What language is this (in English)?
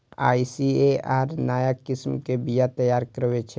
Maithili